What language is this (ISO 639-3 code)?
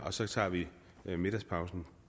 dan